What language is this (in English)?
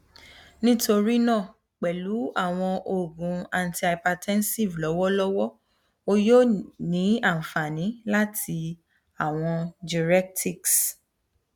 Yoruba